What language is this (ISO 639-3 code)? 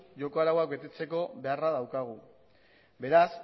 eus